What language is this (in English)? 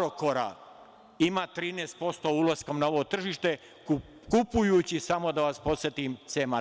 Serbian